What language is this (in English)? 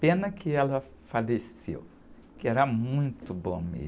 Portuguese